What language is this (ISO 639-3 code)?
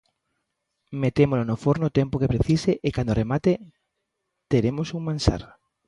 glg